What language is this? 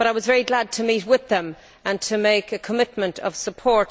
English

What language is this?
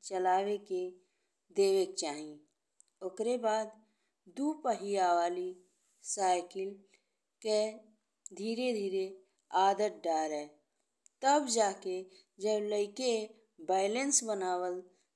Bhojpuri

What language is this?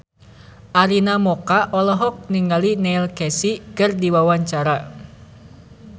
Sundanese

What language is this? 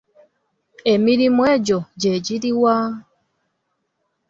Ganda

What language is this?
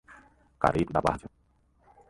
Portuguese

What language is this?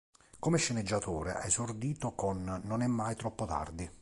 Italian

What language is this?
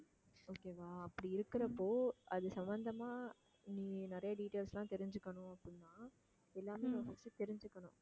Tamil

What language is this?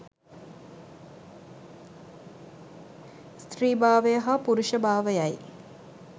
Sinhala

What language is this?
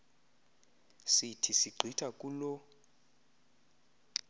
Xhosa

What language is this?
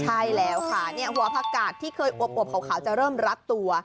Thai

